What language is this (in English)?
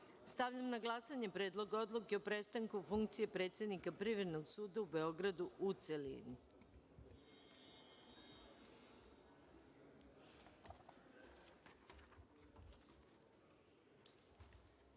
Serbian